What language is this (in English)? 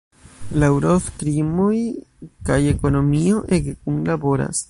Esperanto